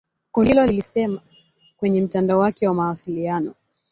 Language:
Swahili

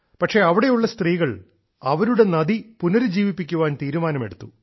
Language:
Malayalam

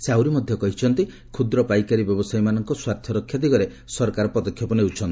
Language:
Odia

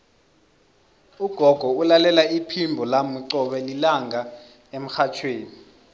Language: South Ndebele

